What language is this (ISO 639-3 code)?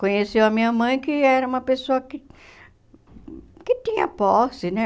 por